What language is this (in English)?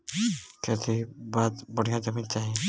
Bhojpuri